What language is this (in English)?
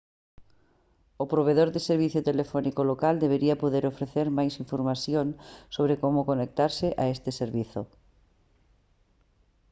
Galician